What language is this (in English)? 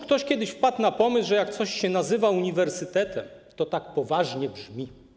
Polish